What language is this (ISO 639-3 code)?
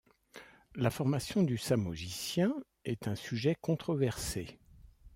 fra